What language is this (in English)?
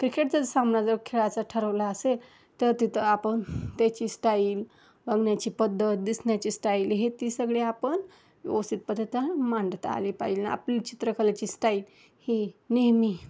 Marathi